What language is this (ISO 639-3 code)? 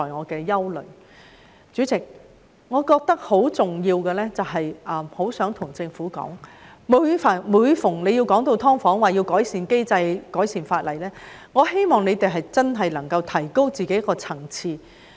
yue